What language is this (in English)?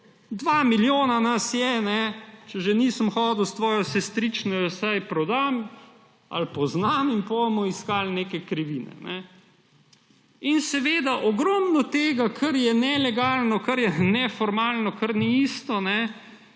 Slovenian